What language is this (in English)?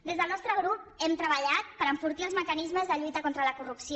Catalan